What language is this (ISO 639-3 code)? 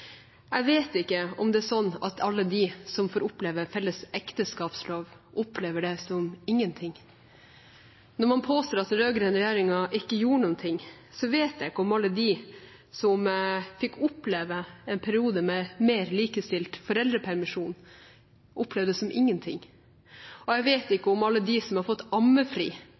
nob